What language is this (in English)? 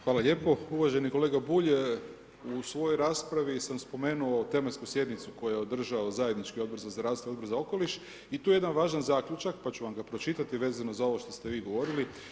Croatian